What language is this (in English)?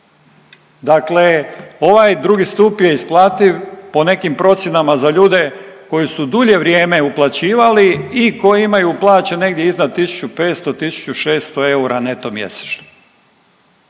Croatian